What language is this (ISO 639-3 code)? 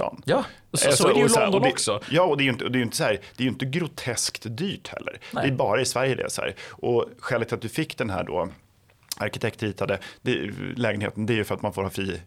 swe